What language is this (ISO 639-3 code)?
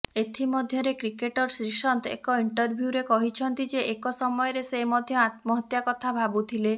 ori